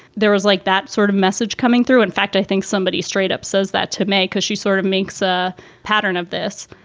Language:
English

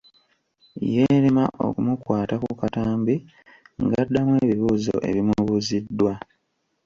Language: Ganda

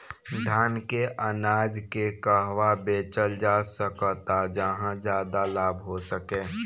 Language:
Bhojpuri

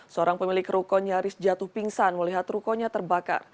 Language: Indonesian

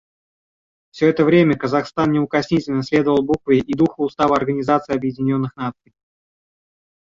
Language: Russian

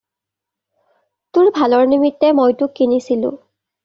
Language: Assamese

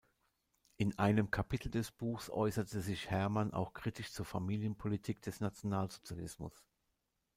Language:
German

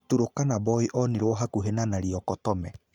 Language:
Kikuyu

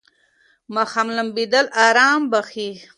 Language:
Pashto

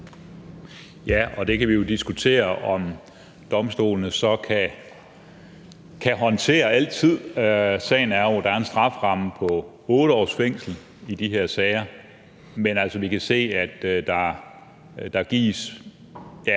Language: Danish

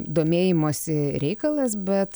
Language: Lithuanian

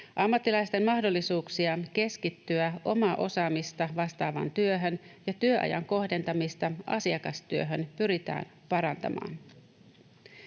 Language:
Finnish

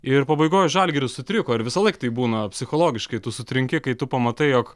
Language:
Lithuanian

